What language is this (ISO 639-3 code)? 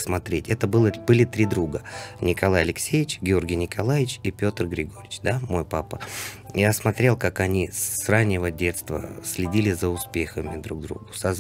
rus